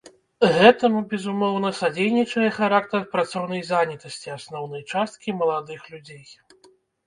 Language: Belarusian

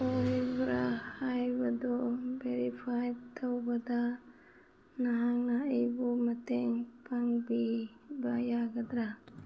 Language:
Manipuri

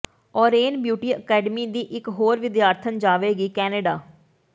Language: Punjabi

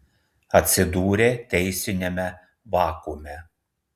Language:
Lithuanian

